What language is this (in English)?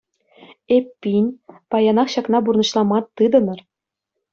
Chuvash